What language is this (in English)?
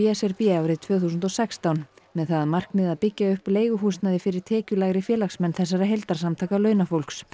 Icelandic